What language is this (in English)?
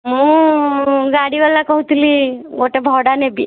Odia